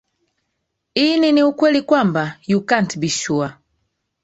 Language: Swahili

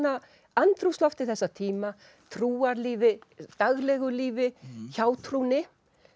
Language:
Icelandic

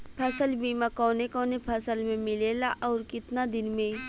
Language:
Bhojpuri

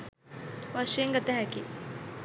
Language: Sinhala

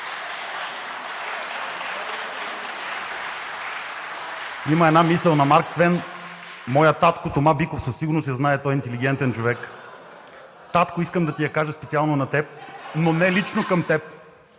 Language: Bulgarian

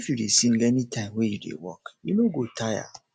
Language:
Nigerian Pidgin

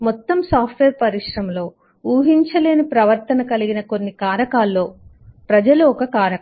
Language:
Telugu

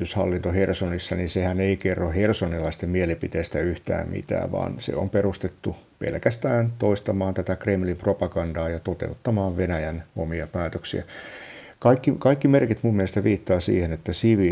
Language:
Finnish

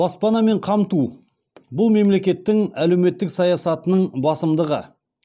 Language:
Kazakh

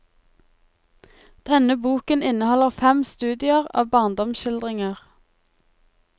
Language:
Norwegian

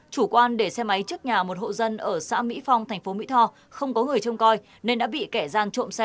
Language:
Vietnamese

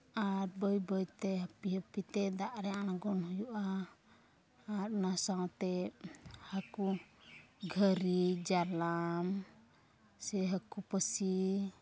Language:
Santali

